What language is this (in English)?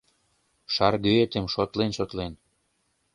Mari